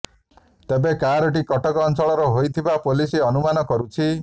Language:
Odia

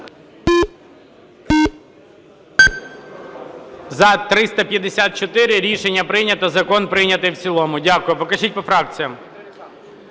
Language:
Ukrainian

